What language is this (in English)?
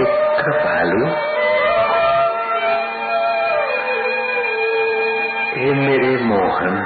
Hindi